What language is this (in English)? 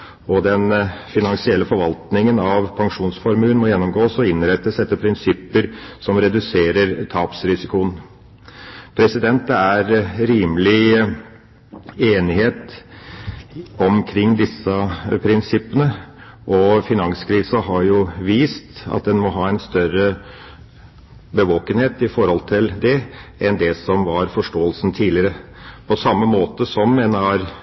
Norwegian Bokmål